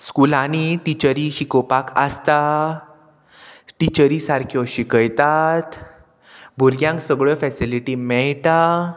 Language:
Konkani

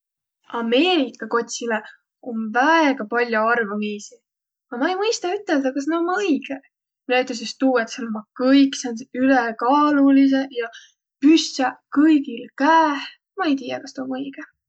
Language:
Võro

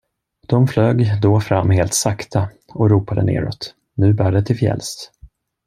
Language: Swedish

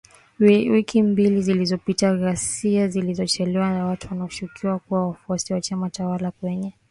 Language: Swahili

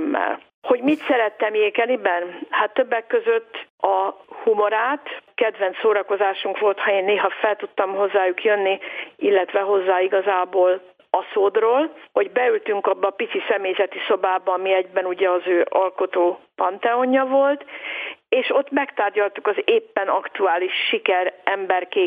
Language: Hungarian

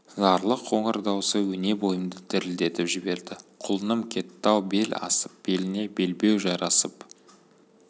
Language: Kazakh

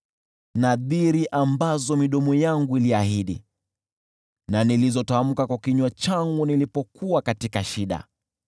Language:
Swahili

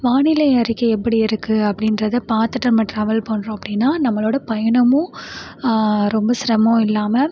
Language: Tamil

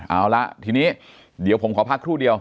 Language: Thai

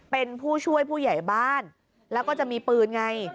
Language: Thai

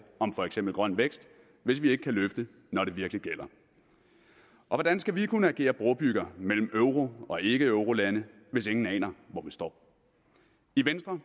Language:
Danish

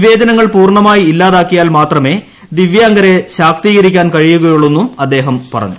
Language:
Malayalam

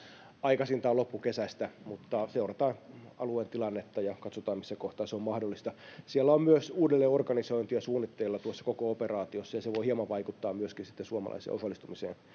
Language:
Finnish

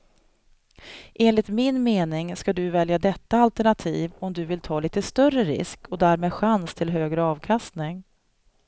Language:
Swedish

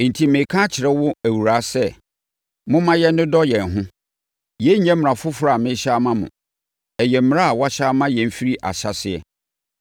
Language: Akan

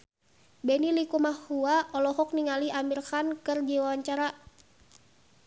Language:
Sundanese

